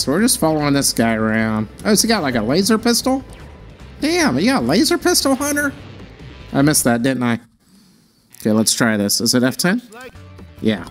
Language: English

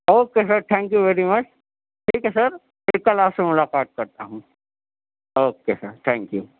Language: Urdu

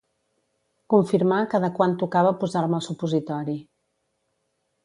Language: Catalan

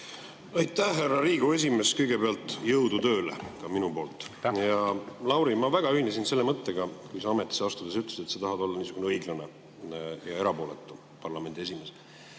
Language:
Estonian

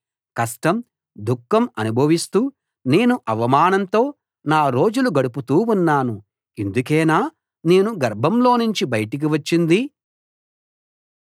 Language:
Telugu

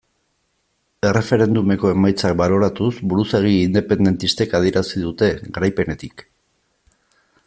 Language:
Basque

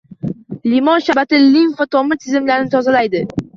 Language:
Uzbek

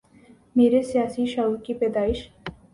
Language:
Urdu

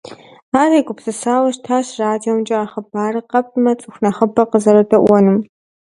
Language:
Kabardian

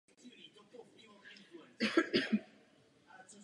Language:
Czech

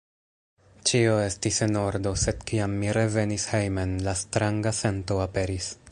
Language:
Esperanto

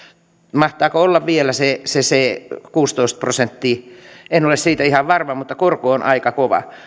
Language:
Finnish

